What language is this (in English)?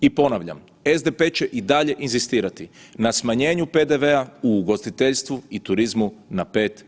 Croatian